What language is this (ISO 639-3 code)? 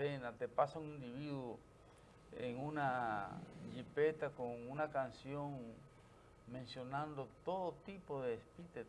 spa